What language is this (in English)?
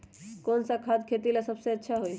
Magahi